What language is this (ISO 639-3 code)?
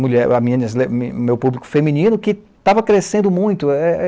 por